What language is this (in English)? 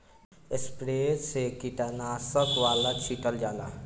Bhojpuri